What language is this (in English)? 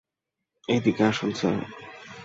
Bangla